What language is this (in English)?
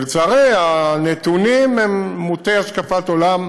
Hebrew